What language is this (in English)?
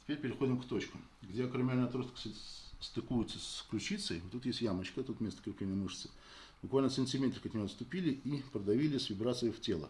Russian